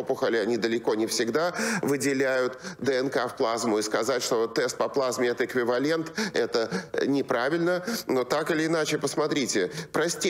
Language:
Russian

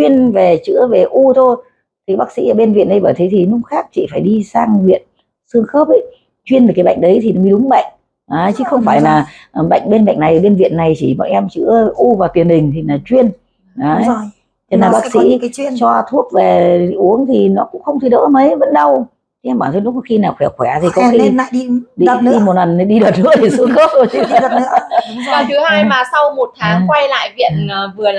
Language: Vietnamese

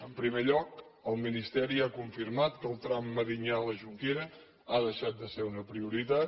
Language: Catalan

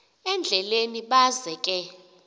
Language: Xhosa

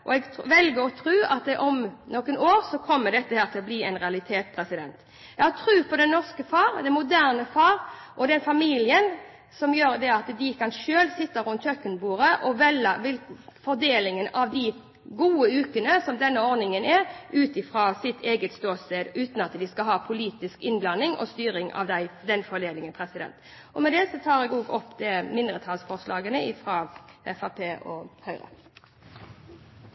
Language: Norwegian Bokmål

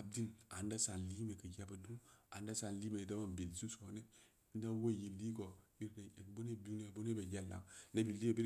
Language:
Samba Leko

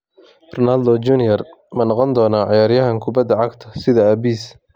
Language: Somali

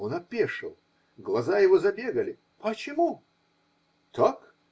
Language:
Russian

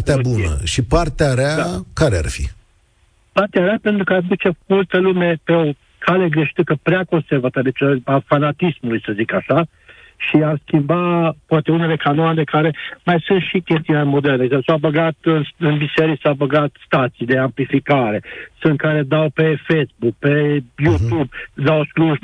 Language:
Romanian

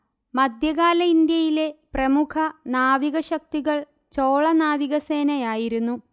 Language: Malayalam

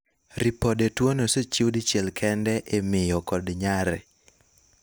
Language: Luo (Kenya and Tanzania)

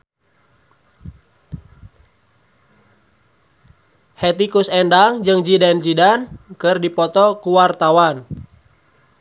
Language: Sundanese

